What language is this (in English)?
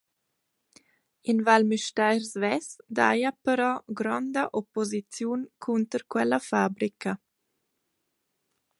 Romansh